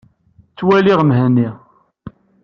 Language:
Kabyle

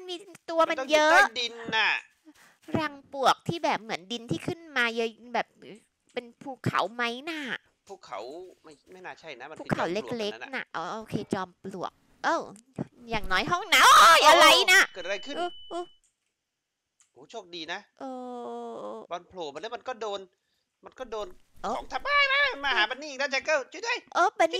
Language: Thai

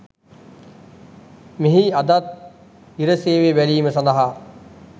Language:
Sinhala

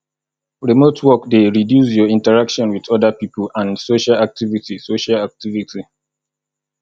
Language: Nigerian Pidgin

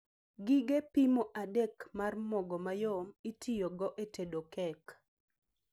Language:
Luo (Kenya and Tanzania)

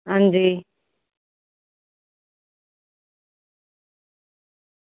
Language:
Dogri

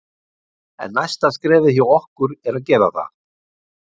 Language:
Icelandic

